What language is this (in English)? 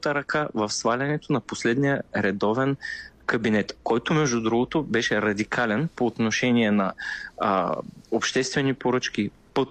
Bulgarian